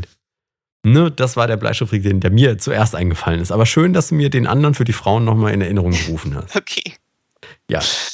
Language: German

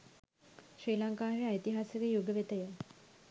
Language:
Sinhala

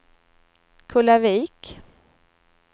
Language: Swedish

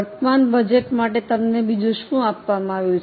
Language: Gujarati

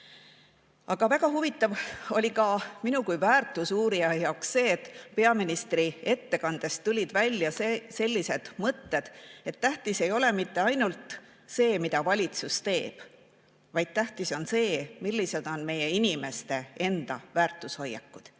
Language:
Estonian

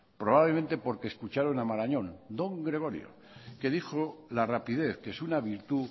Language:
Spanish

